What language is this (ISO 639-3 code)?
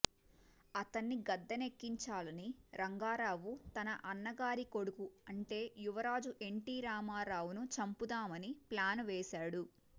tel